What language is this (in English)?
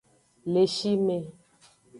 Aja (Benin)